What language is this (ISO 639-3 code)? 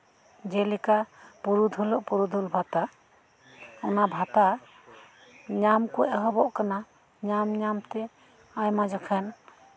sat